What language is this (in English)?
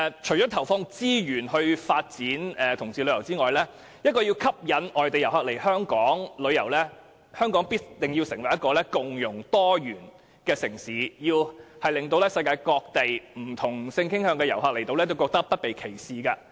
Cantonese